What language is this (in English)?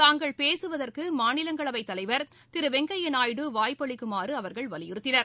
Tamil